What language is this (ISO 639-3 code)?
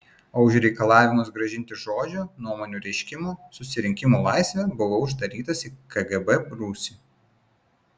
lit